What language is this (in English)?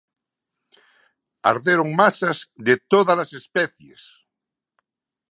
Galician